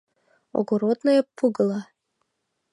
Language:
Mari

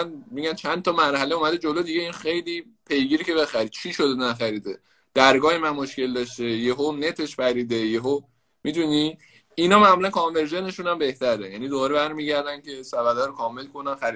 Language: Persian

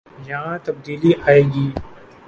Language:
Urdu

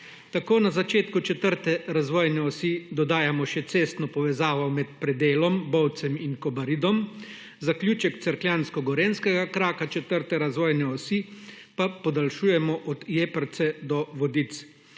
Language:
Slovenian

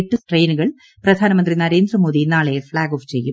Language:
Malayalam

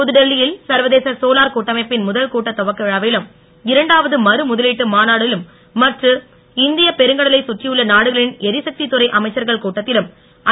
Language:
Tamil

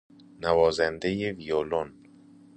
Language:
Persian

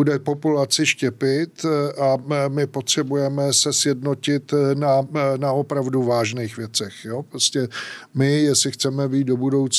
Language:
Czech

